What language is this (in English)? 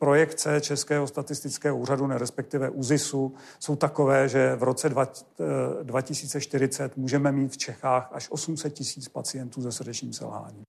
Czech